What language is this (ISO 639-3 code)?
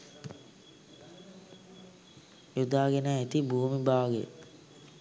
sin